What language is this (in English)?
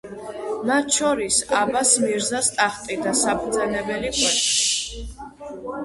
Georgian